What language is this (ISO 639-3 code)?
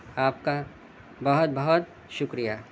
urd